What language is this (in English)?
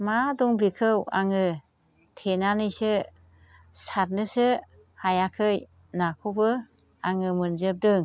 Bodo